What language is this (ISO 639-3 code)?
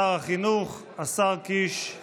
heb